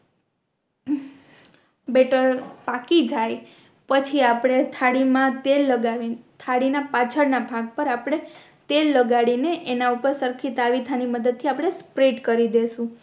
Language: Gujarati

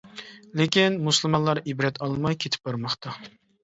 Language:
Uyghur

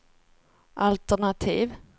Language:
Swedish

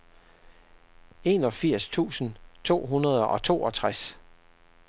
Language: Danish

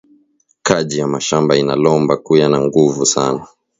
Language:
Swahili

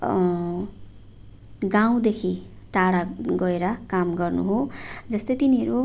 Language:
Nepali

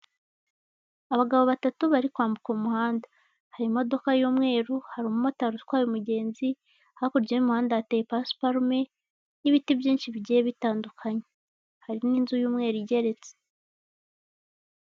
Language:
Kinyarwanda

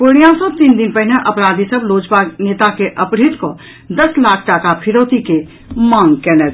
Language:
Maithili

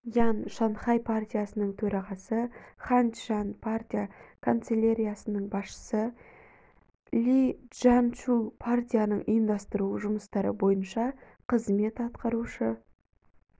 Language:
Kazakh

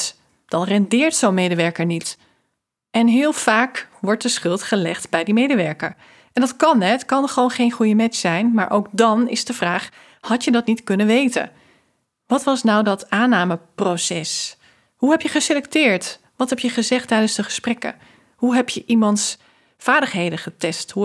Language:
Dutch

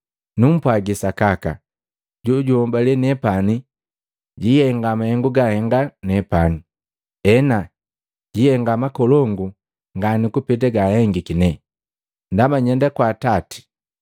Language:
Matengo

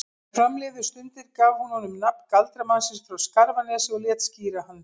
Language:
Icelandic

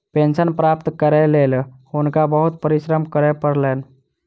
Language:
Maithili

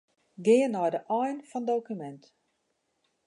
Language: Western Frisian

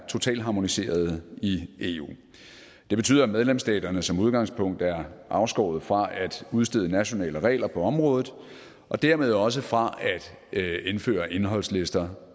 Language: Danish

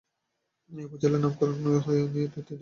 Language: Bangla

